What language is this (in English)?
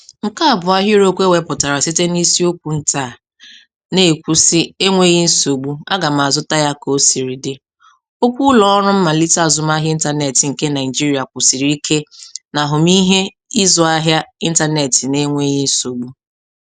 Igbo